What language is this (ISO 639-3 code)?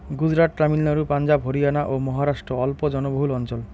ben